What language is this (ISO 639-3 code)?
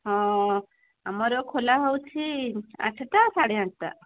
ori